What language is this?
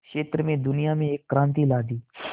Hindi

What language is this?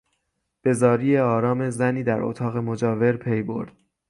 Persian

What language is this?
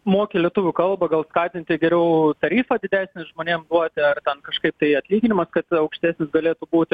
Lithuanian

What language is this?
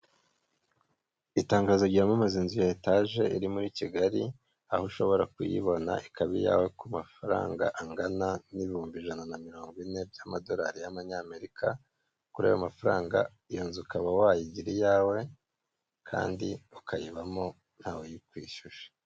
Kinyarwanda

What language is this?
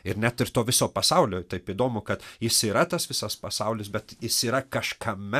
Lithuanian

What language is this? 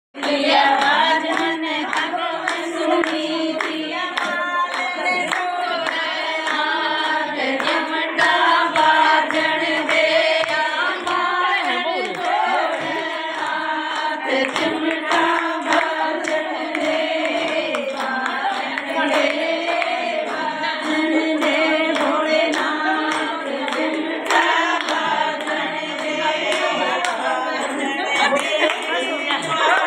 Arabic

